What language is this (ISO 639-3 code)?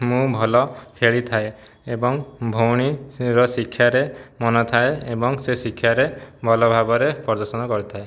ori